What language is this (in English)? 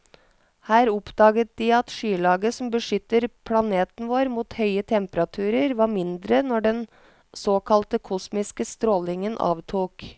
Norwegian